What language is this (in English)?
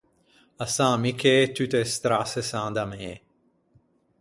Ligurian